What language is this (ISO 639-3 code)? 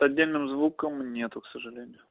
rus